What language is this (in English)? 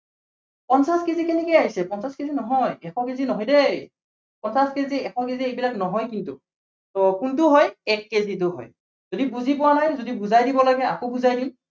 Assamese